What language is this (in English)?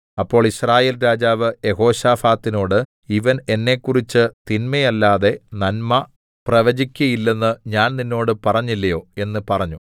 Malayalam